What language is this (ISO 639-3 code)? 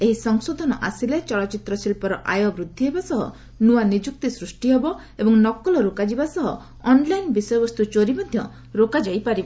ori